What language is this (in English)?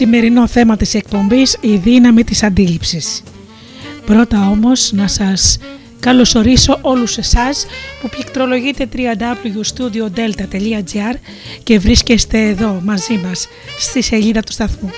Greek